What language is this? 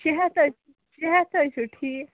Kashmiri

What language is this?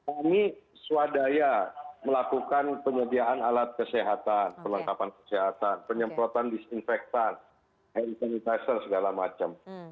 Indonesian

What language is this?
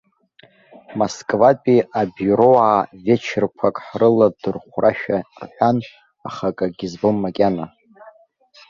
Abkhazian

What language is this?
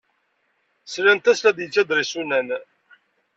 Kabyle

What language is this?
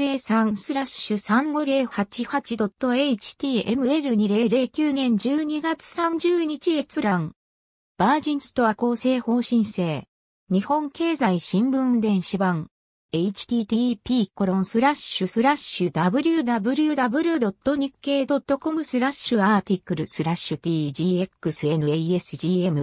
Japanese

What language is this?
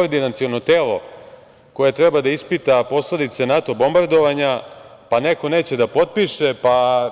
Serbian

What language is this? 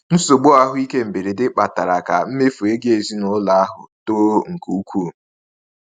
Igbo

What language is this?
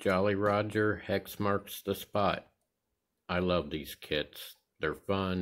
English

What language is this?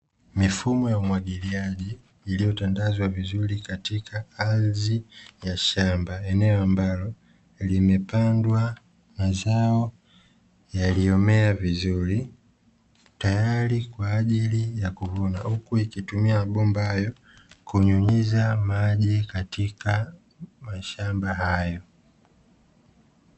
Swahili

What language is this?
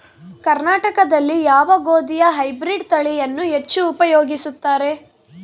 Kannada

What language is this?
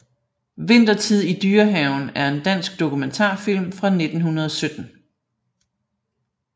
Danish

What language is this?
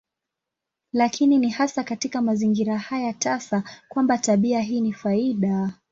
Swahili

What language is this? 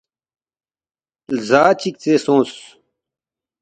Balti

